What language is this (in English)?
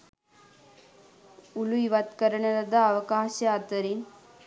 Sinhala